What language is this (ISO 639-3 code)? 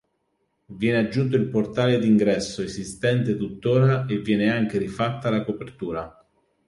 ita